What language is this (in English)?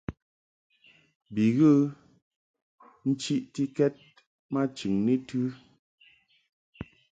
Mungaka